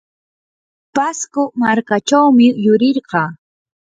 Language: Yanahuanca Pasco Quechua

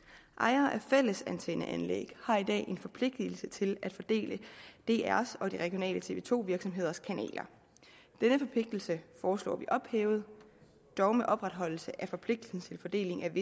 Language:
Danish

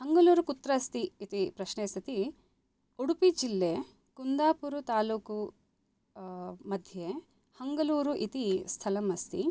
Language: Sanskrit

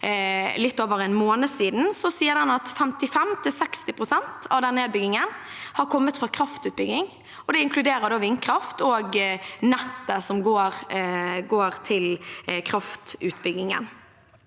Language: Norwegian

